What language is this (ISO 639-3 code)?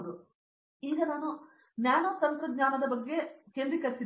kan